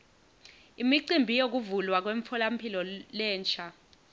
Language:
Swati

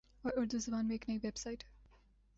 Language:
Urdu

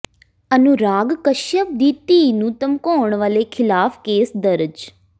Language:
Punjabi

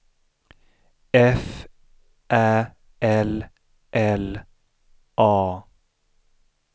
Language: Swedish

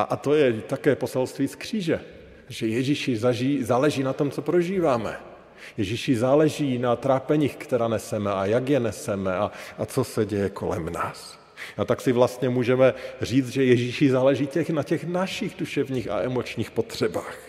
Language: Czech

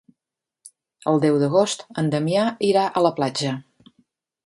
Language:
Catalan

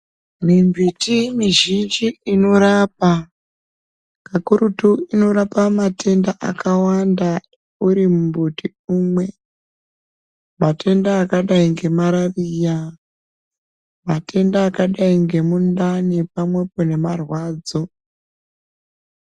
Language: Ndau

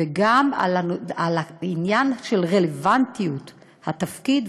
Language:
Hebrew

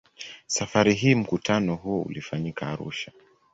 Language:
Swahili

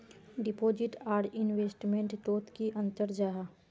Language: Magahi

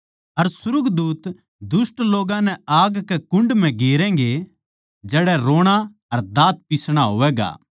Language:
Haryanvi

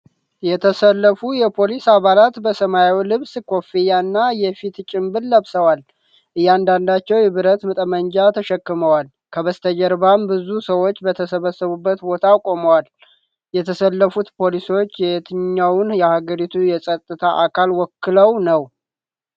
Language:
Amharic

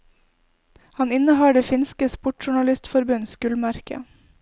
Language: Norwegian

